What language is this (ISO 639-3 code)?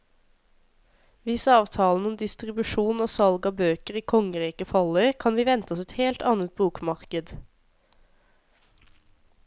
nor